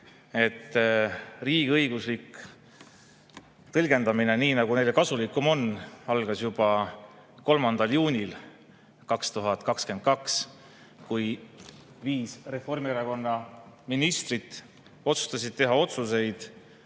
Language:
Estonian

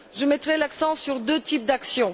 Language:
French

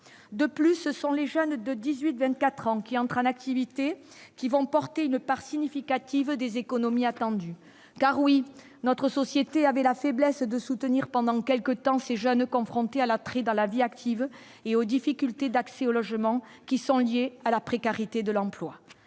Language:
French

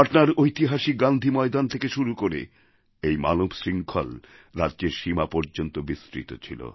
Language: Bangla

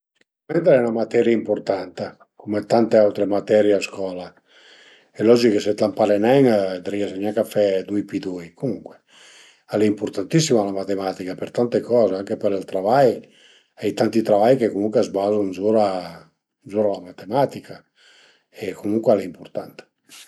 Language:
Piedmontese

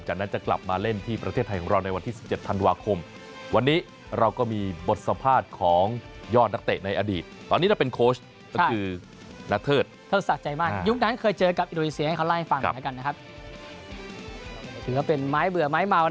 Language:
Thai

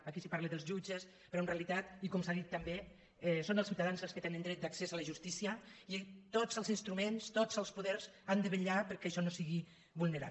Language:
Catalan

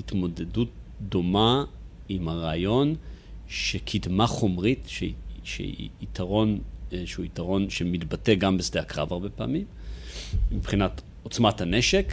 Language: Hebrew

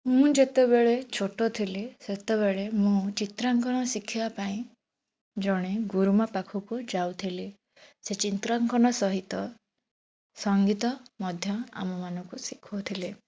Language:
Odia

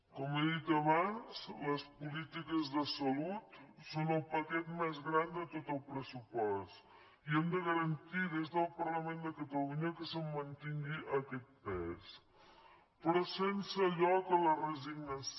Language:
Catalan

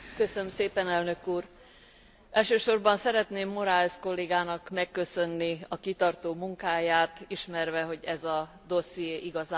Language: Hungarian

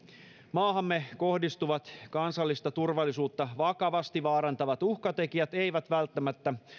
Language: Finnish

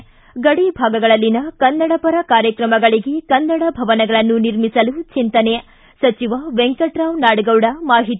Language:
Kannada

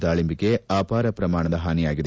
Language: Kannada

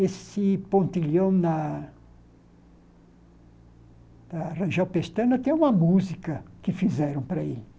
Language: Portuguese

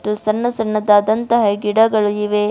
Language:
Kannada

